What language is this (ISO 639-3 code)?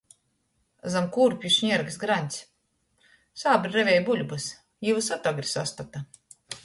ltg